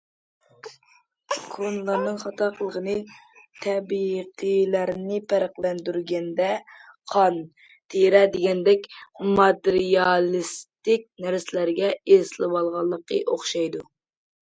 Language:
Uyghur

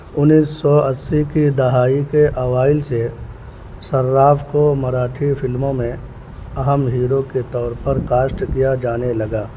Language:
Urdu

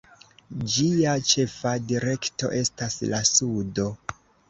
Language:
Esperanto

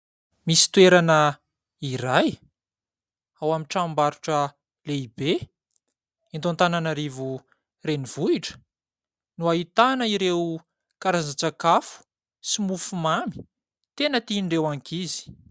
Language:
Malagasy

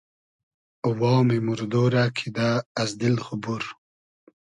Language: Hazaragi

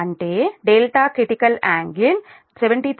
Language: Telugu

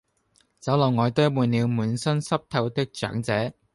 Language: Cantonese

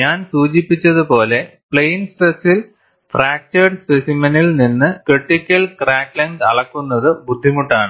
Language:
Malayalam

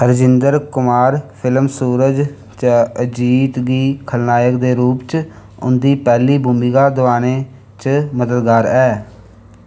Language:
Dogri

